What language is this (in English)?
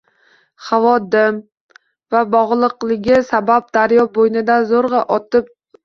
Uzbek